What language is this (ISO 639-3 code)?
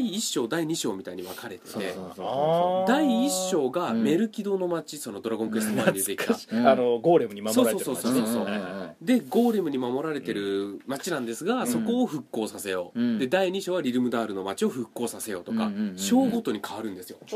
jpn